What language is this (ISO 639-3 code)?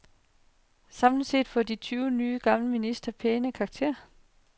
dan